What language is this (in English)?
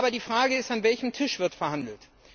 German